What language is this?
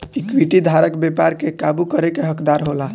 Bhojpuri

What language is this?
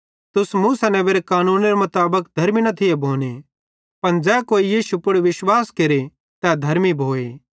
Bhadrawahi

